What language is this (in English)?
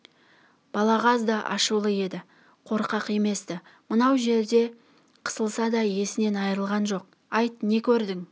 Kazakh